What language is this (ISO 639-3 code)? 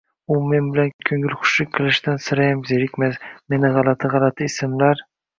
uzb